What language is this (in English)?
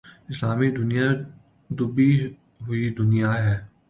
Urdu